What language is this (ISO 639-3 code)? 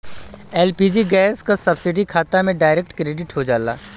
bho